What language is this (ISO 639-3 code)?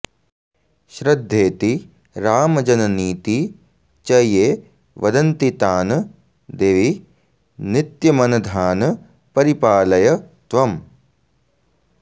san